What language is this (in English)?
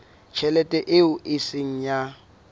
Southern Sotho